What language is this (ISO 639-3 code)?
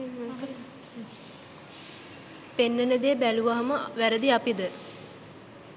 sin